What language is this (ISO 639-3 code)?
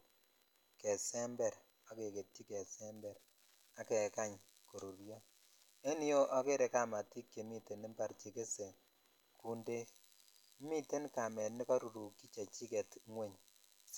kln